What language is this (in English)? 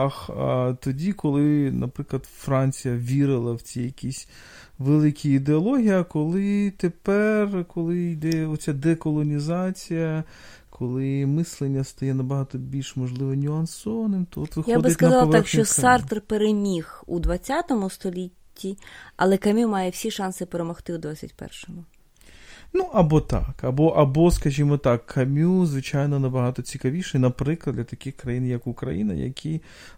Ukrainian